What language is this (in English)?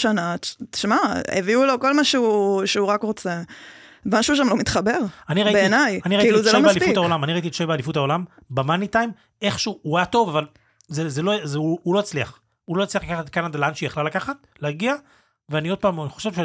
Hebrew